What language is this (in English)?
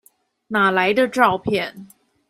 Chinese